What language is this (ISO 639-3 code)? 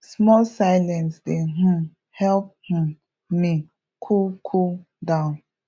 pcm